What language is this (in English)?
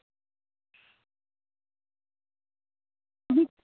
Dogri